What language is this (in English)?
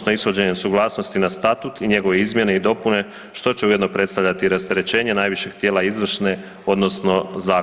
Croatian